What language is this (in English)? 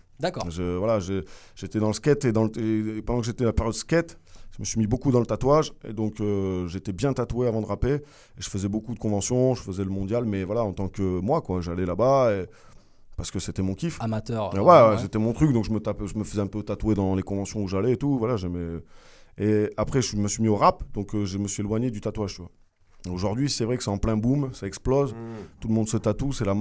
French